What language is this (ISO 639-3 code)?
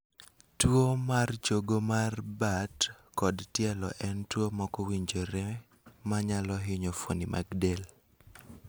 luo